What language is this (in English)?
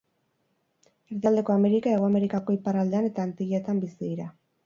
Basque